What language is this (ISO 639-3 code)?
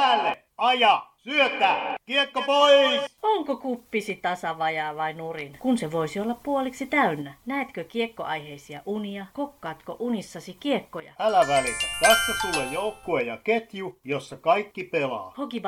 fin